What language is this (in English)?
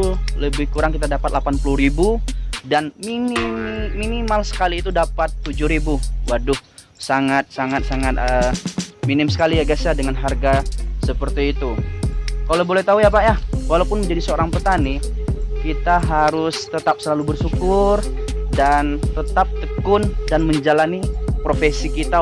Indonesian